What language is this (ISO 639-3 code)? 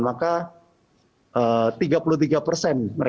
ind